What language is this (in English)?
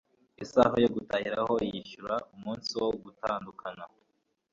Kinyarwanda